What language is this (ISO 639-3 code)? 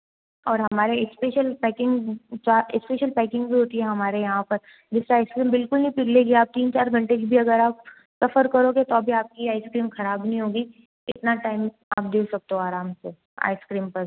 hin